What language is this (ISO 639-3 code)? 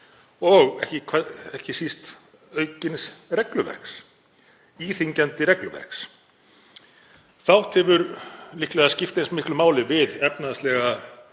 isl